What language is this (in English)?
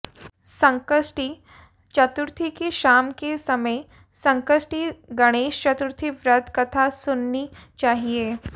Hindi